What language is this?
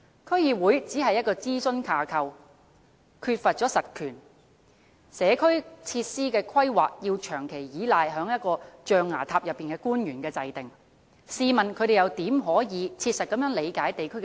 Cantonese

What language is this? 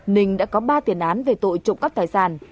Vietnamese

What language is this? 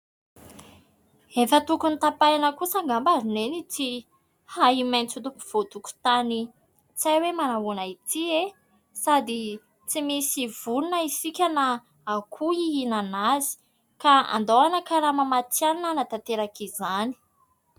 Malagasy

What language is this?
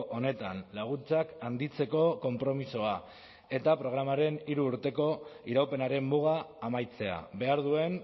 Basque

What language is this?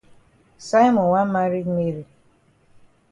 Cameroon Pidgin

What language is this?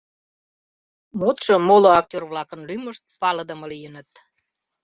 Mari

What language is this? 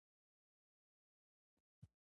Pashto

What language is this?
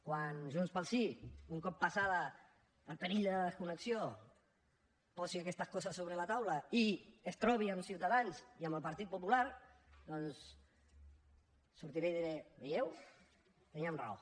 Catalan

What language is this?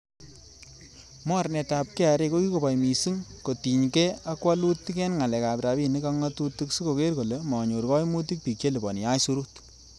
Kalenjin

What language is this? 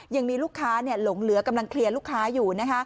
Thai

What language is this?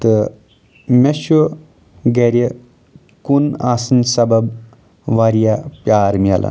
Kashmiri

